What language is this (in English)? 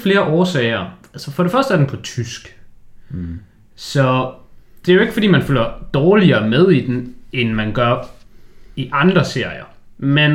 Danish